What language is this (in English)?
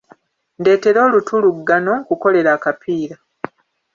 Ganda